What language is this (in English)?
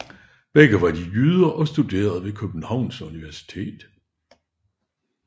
Danish